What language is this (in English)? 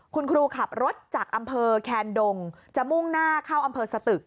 Thai